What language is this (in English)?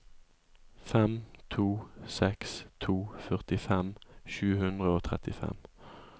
Norwegian